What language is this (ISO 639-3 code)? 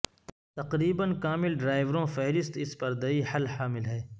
urd